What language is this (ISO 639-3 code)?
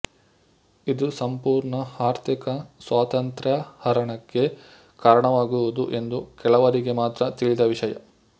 kan